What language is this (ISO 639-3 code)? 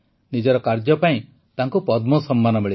ori